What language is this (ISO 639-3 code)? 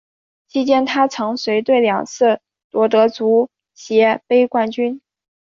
zho